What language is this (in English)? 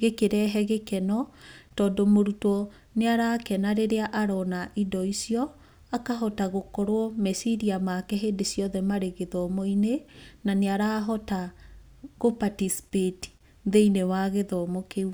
Kikuyu